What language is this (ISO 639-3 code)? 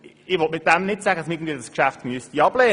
gsw